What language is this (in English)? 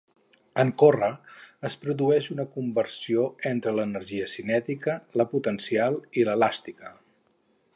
Catalan